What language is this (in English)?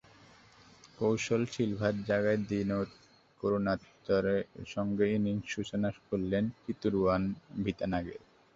Bangla